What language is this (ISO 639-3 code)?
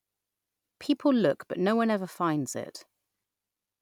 eng